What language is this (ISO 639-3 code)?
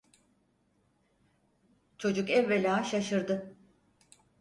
tur